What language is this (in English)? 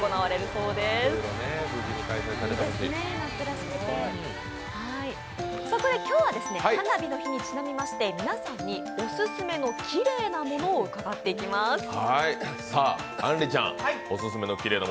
Japanese